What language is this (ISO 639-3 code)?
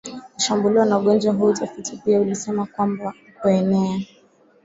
swa